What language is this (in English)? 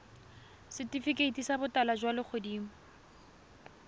Tswana